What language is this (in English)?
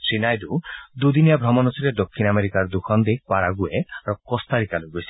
Assamese